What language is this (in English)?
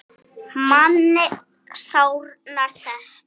Icelandic